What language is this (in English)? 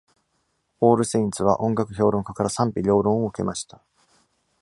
Japanese